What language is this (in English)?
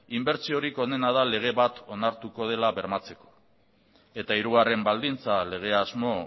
Basque